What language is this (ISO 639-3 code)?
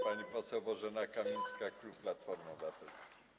pol